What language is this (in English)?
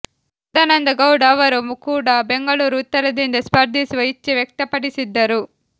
Kannada